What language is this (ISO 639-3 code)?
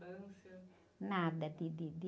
por